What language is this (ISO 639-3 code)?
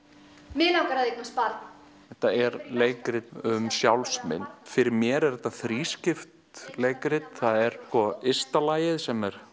isl